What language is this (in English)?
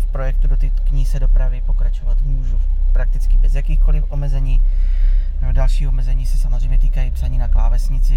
Czech